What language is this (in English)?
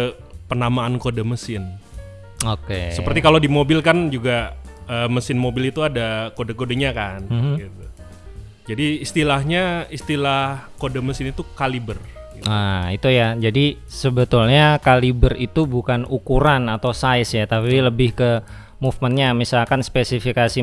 Indonesian